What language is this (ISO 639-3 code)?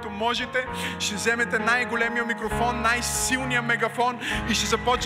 bul